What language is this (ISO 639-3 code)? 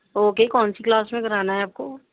urd